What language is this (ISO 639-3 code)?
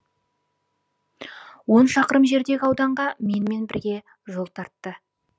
kaz